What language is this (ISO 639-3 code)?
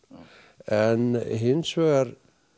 isl